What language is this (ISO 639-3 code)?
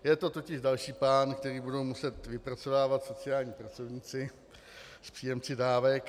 ces